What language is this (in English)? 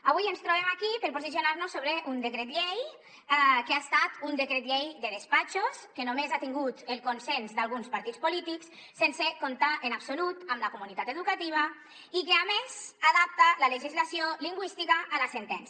Catalan